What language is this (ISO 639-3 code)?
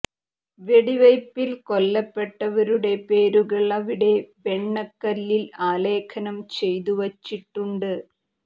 mal